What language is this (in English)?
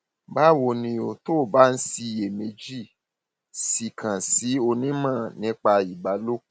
Yoruba